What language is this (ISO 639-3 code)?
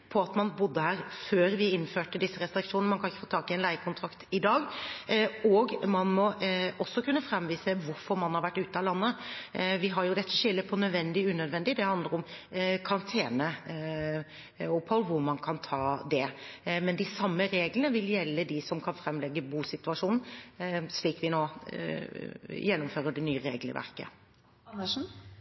nob